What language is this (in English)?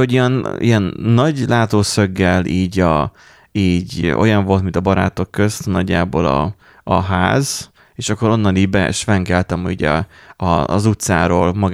Hungarian